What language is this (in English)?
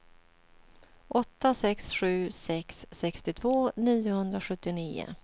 Swedish